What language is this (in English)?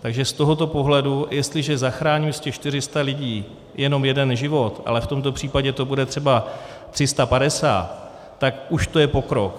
Czech